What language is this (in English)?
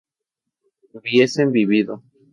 Spanish